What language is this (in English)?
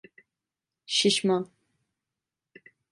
Turkish